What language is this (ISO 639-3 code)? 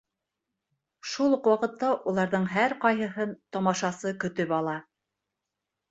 bak